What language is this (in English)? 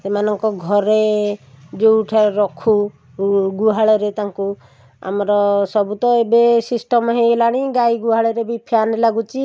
Odia